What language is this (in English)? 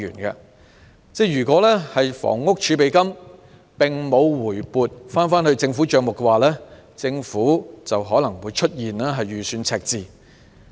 Cantonese